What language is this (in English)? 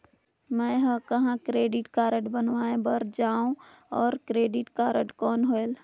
Chhattisgarhi